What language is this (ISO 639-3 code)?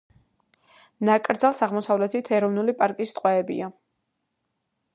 kat